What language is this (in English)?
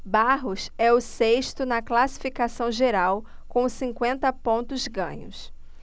Portuguese